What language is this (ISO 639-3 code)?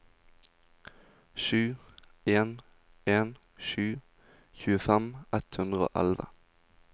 nor